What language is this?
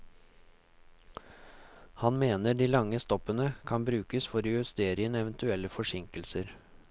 Norwegian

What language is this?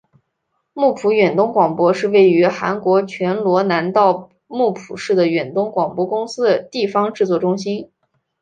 Chinese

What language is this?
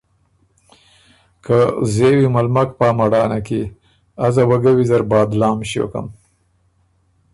Ormuri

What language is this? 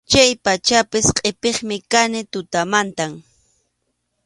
Arequipa-La Unión Quechua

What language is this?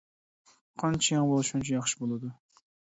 Uyghur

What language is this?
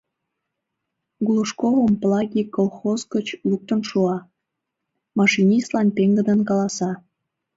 Mari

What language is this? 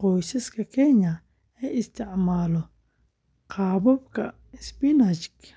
Somali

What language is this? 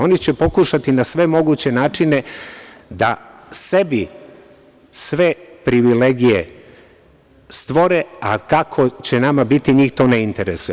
Serbian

